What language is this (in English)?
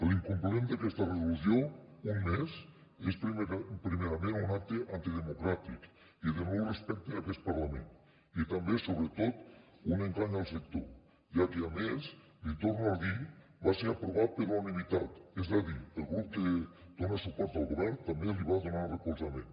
Catalan